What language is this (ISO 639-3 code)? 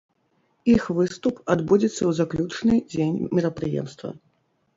bel